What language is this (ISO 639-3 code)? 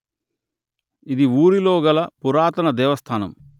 tel